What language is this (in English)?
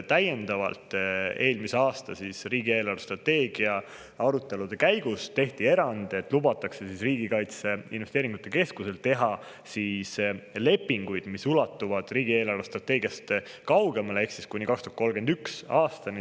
Estonian